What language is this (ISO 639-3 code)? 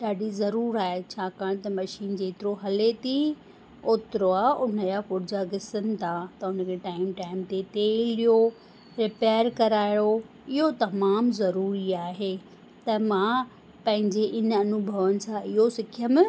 snd